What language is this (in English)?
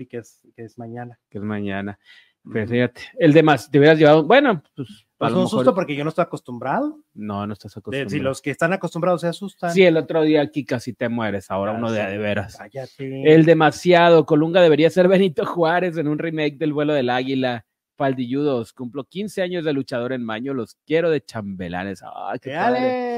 Spanish